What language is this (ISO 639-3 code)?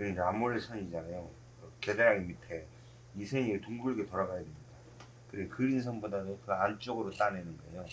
kor